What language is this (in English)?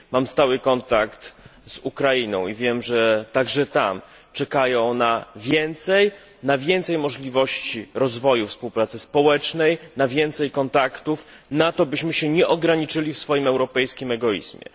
Polish